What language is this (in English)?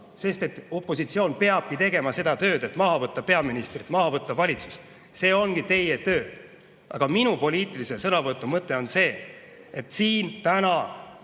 Estonian